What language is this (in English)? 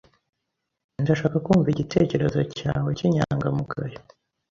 Kinyarwanda